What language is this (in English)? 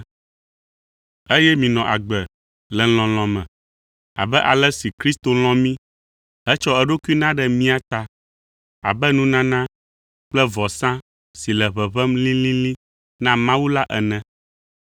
Ewe